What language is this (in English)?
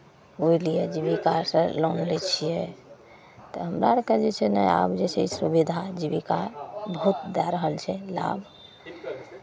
Maithili